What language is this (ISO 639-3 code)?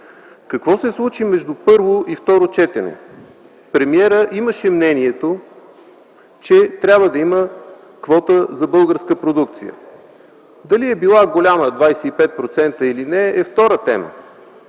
bul